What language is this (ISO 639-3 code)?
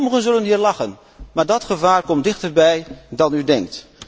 nld